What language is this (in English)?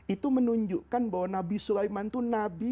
Indonesian